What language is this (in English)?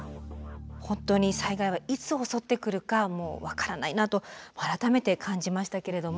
Japanese